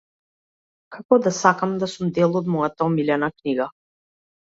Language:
Macedonian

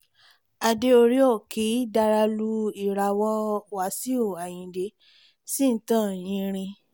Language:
Yoruba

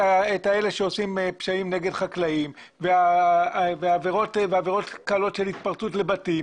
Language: Hebrew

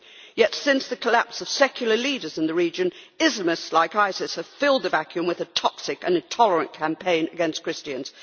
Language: English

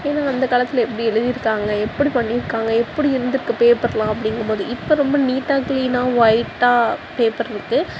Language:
Tamil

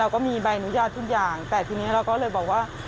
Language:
Thai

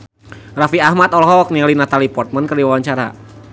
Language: Sundanese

